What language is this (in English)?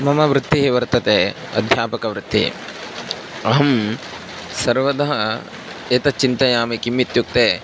Sanskrit